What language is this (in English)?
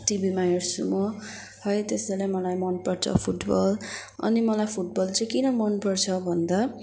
Nepali